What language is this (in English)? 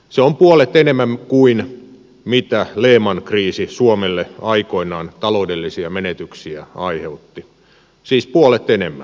Finnish